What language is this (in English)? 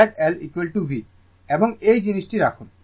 Bangla